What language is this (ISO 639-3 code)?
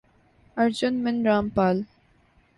urd